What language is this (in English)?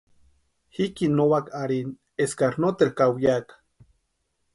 Western Highland Purepecha